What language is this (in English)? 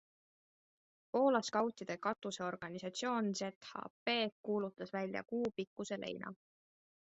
Estonian